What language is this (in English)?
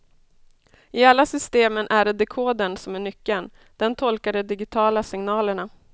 Swedish